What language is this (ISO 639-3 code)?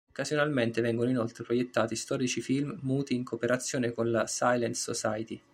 ita